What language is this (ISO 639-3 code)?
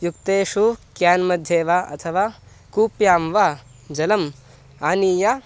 san